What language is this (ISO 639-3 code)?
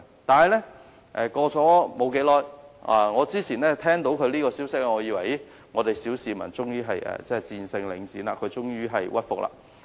yue